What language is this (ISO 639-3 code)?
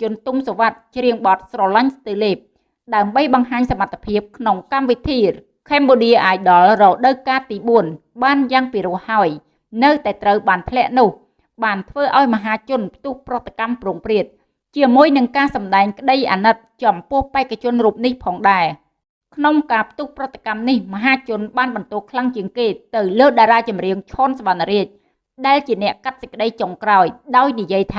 vie